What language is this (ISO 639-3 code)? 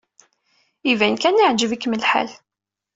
kab